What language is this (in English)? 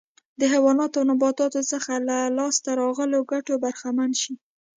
Pashto